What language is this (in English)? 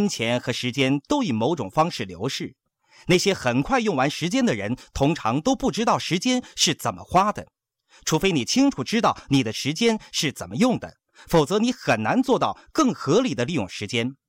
Chinese